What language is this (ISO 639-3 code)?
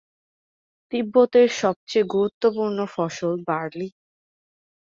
ben